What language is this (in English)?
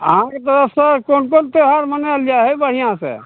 Maithili